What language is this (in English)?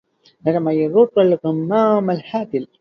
Arabic